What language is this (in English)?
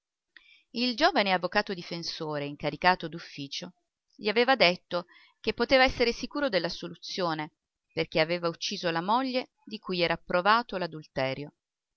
Italian